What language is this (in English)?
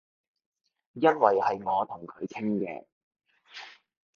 Cantonese